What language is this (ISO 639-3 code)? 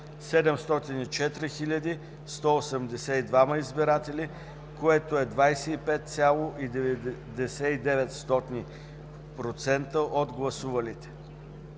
bul